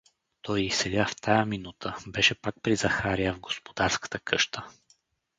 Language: Bulgarian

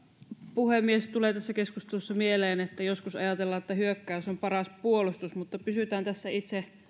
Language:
Finnish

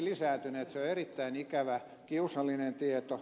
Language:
Finnish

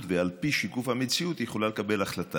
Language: Hebrew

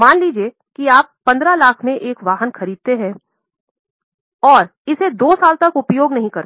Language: Hindi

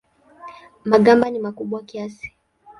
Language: Swahili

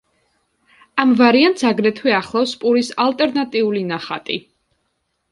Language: Georgian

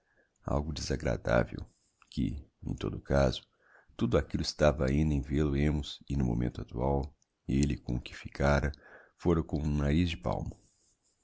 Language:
Portuguese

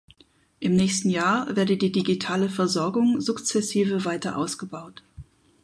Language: German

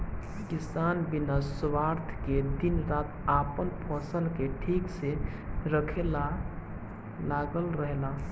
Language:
Bhojpuri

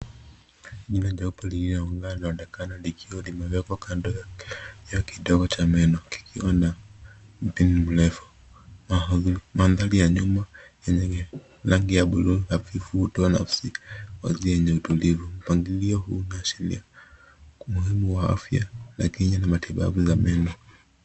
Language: Swahili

